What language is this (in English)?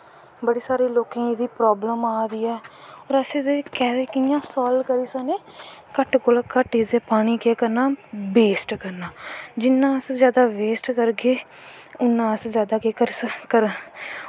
Dogri